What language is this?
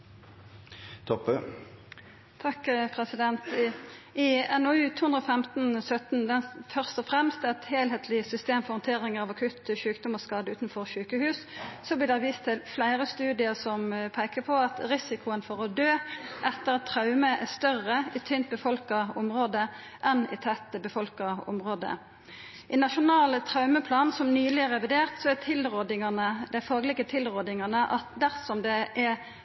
Norwegian Nynorsk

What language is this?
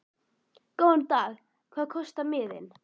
Icelandic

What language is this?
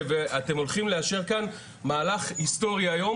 Hebrew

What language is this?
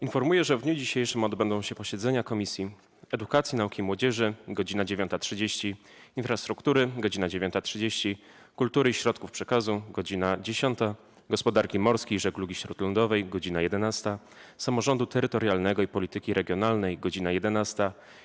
Polish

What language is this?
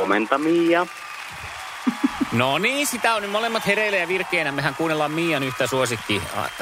Finnish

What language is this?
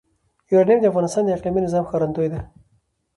Pashto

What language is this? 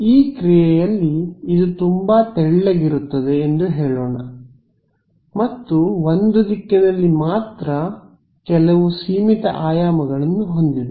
Kannada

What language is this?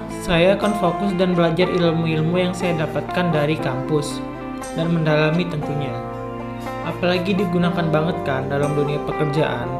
Indonesian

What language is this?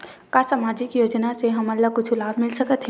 Chhattisgarhi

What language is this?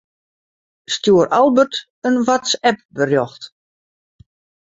Western Frisian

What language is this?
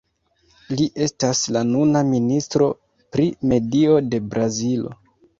Esperanto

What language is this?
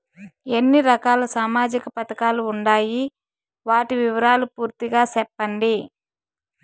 Telugu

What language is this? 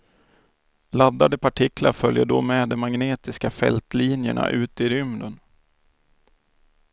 Swedish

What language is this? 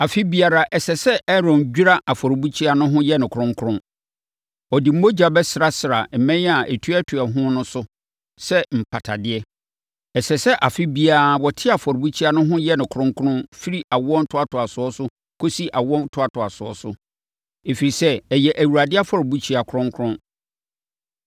Akan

